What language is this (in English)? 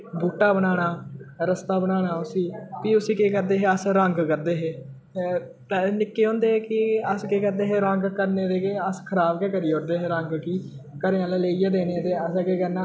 Dogri